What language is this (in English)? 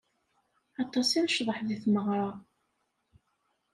Kabyle